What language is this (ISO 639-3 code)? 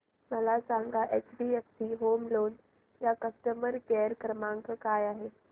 mar